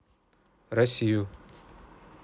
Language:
Russian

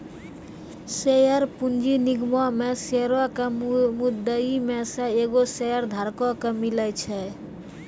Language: Maithili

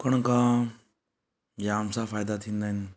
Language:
Sindhi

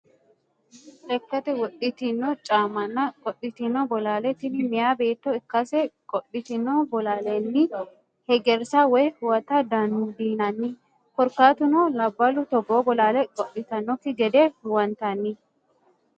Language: Sidamo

